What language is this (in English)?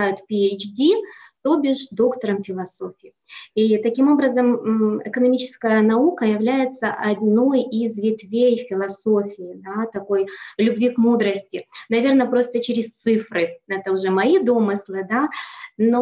Russian